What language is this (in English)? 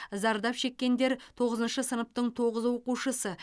Kazakh